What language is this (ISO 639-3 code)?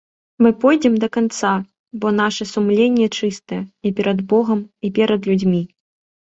bel